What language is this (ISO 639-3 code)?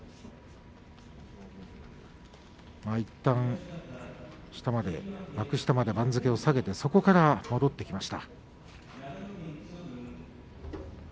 jpn